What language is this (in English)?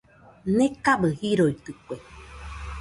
Nüpode Huitoto